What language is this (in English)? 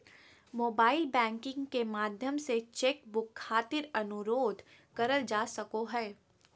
Magahi